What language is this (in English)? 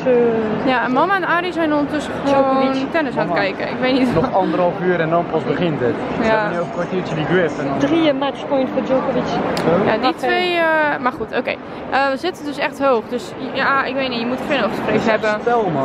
Dutch